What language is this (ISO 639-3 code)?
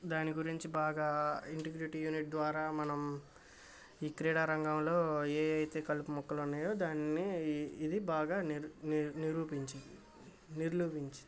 tel